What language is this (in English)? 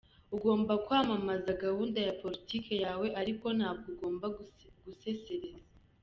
Kinyarwanda